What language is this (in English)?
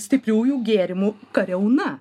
Lithuanian